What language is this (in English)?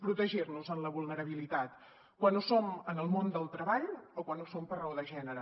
Catalan